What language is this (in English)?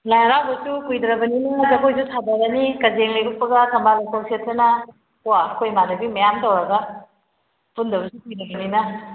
Manipuri